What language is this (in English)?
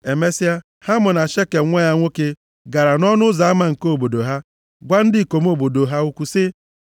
Igbo